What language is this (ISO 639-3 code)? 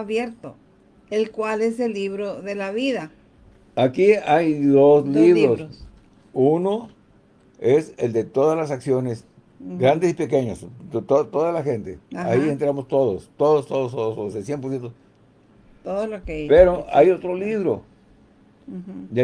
spa